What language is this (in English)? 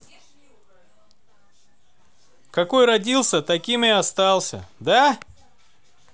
Russian